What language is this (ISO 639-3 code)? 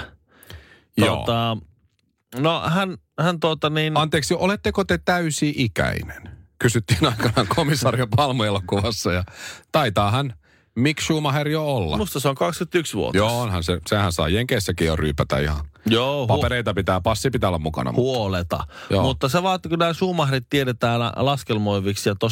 fin